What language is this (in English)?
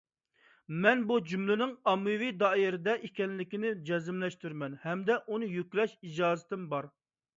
Uyghur